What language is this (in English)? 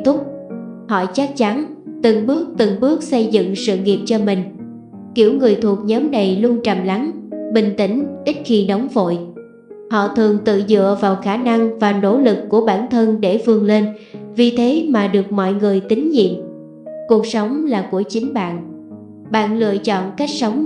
Vietnamese